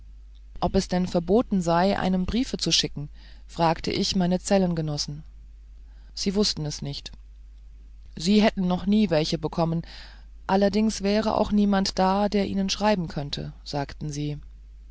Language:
German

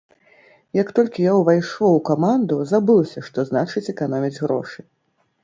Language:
Belarusian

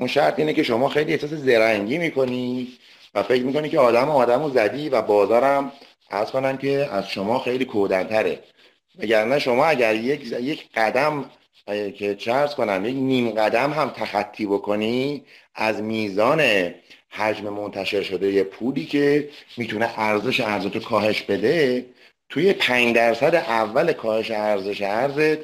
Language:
Persian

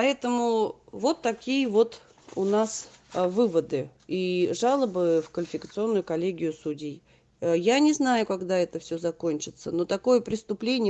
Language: Russian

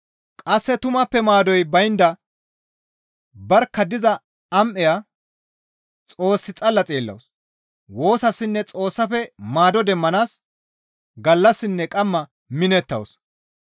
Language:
Gamo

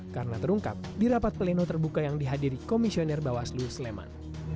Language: Indonesian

